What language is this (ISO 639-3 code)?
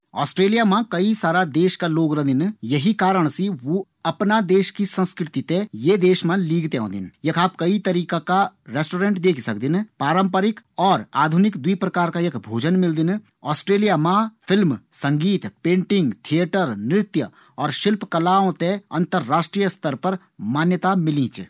gbm